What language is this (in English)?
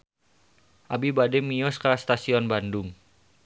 Sundanese